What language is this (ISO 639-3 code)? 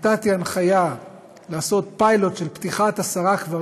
heb